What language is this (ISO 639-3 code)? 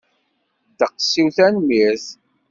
kab